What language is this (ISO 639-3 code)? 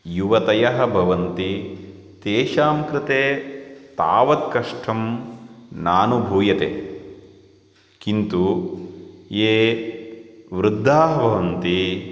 san